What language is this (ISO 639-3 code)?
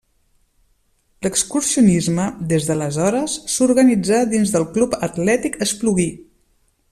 cat